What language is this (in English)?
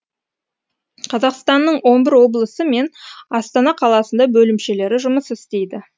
Kazakh